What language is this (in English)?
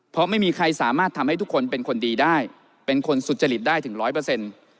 Thai